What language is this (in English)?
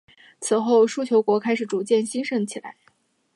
Chinese